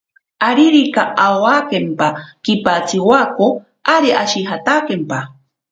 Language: Ashéninka Perené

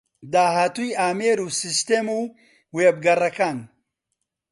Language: Central Kurdish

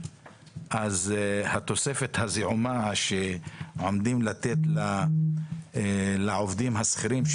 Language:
Hebrew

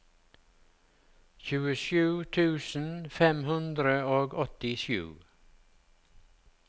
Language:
Norwegian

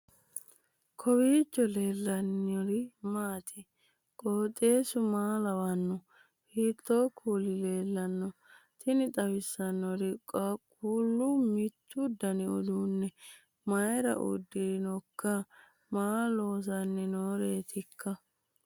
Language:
Sidamo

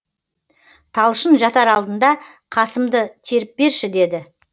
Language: Kazakh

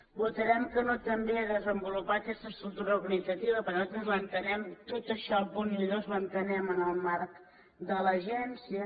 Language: Catalan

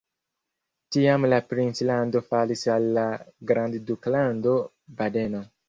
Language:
Esperanto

